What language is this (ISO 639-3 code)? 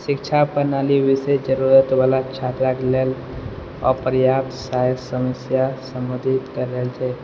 mai